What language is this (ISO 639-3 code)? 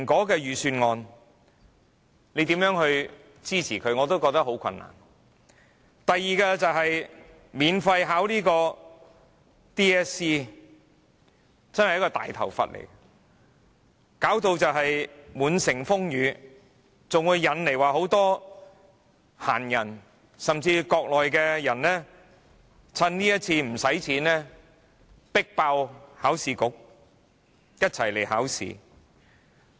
yue